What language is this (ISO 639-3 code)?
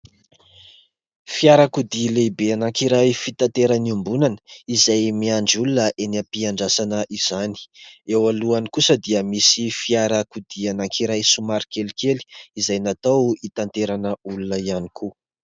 mlg